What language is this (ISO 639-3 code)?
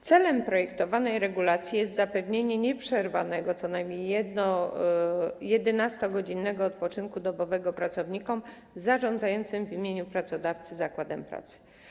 pol